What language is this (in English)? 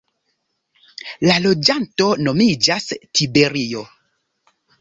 Esperanto